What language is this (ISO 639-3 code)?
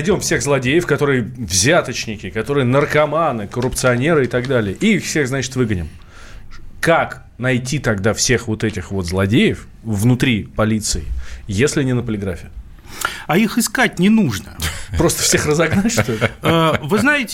rus